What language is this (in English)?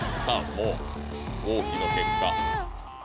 Japanese